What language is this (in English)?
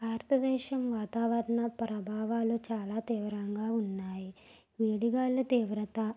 Telugu